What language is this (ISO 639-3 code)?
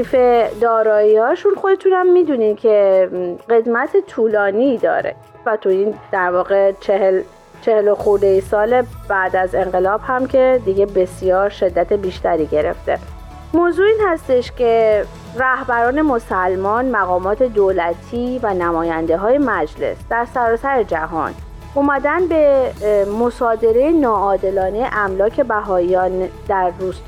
fas